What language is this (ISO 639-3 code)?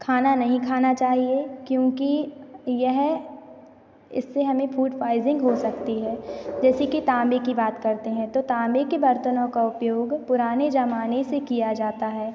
hin